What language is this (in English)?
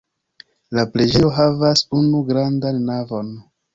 Esperanto